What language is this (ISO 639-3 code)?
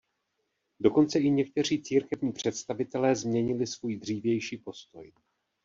ces